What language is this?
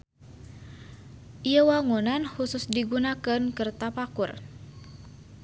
Sundanese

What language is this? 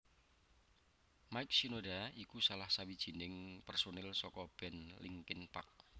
Javanese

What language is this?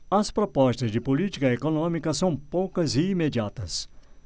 Portuguese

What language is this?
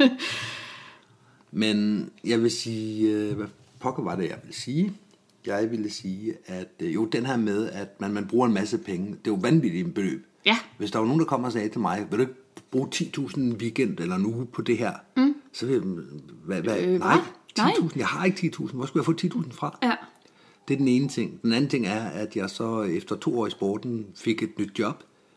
Danish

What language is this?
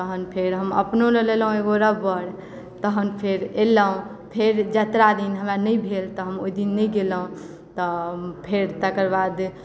Maithili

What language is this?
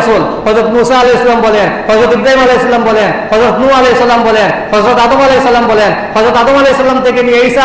Indonesian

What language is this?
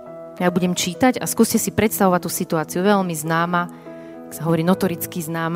Slovak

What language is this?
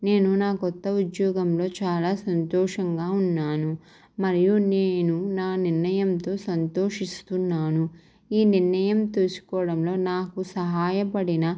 Telugu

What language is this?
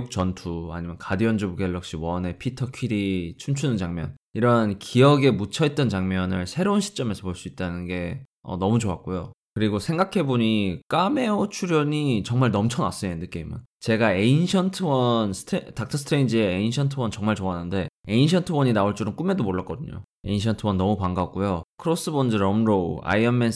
Korean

